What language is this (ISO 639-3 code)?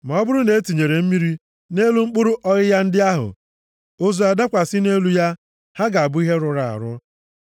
ibo